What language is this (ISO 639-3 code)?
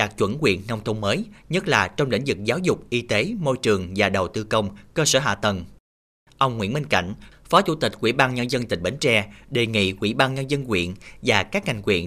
vie